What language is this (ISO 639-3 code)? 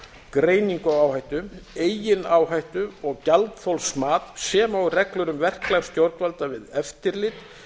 isl